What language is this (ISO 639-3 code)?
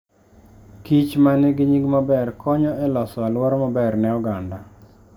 luo